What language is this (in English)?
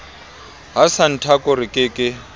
Southern Sotho